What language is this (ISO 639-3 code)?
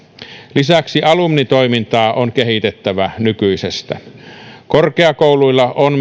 fin